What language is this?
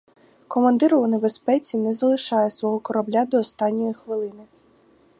Ukrainian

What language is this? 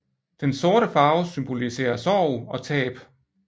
Danish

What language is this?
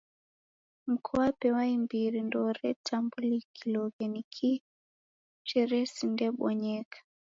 Taita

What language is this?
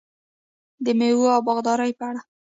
Pashto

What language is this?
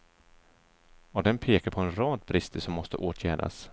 Swedish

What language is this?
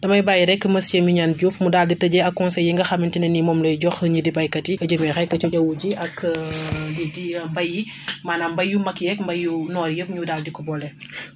Wolof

